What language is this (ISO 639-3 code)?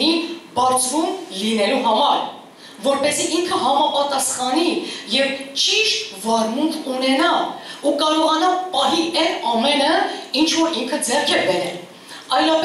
tur